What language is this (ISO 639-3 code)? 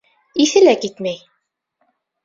bak